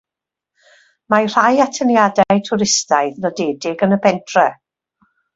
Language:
Welsh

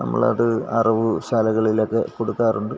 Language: Malayalam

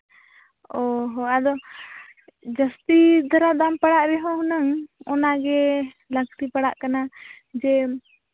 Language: Santali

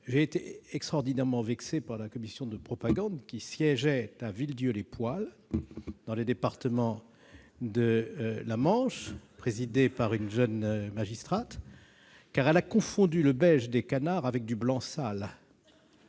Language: French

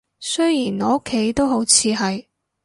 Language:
Cantonese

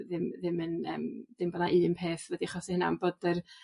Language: Welsh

